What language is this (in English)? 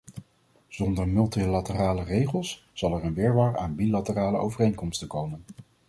Dutch